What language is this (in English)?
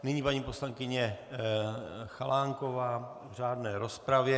Czech